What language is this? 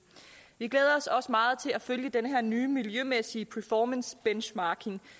Danish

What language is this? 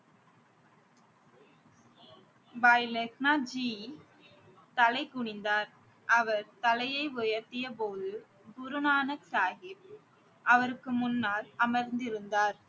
Tamil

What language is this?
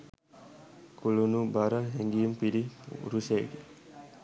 Sinhala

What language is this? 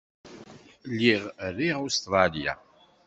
Kabyle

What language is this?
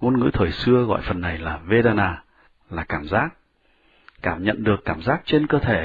Vietnamese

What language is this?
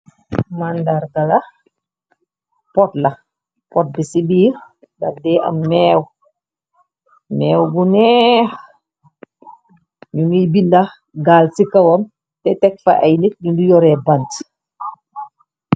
Wolof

